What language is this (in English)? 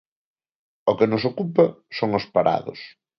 Galician